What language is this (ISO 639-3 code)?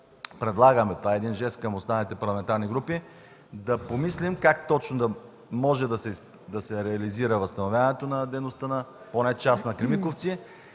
bul